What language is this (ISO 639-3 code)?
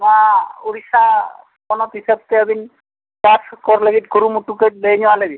sat